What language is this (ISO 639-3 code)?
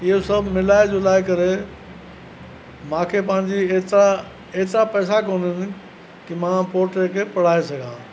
snd